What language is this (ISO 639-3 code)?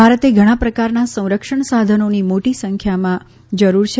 guj